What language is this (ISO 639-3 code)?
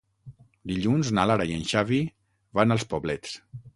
cat